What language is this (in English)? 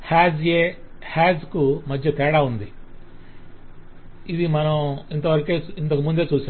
Telugu